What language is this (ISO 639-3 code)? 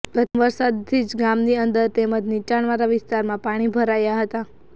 guj